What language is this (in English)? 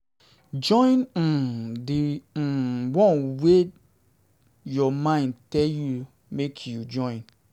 Nigerian Pidgin